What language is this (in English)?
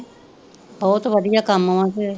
Punjabi